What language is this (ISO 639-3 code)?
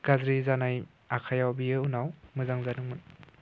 brx